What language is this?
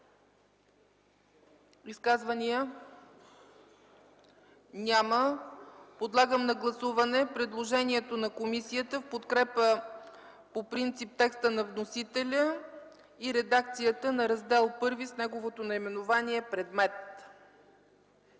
Bulgarian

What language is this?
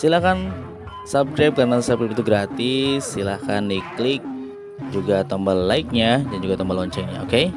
Indonesian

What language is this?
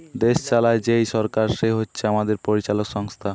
Bangla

